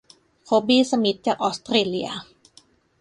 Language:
Thai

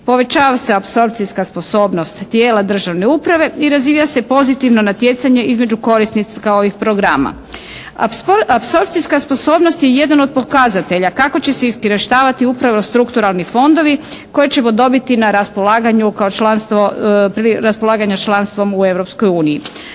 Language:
Croatian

